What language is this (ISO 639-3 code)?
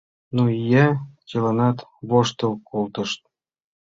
chm